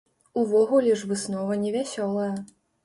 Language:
Belarusian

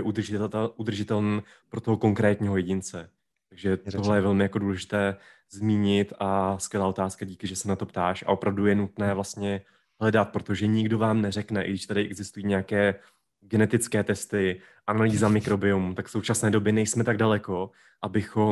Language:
Czech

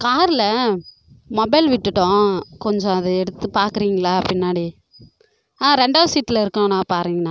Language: Tamil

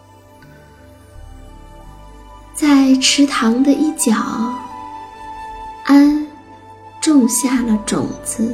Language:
Chinese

